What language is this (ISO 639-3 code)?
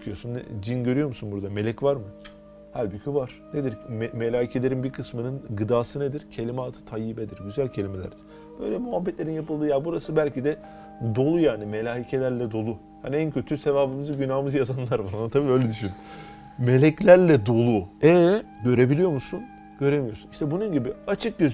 tur